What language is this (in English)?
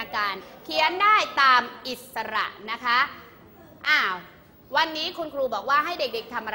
Thai